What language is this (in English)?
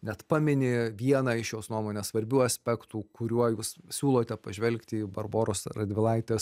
Lithuanian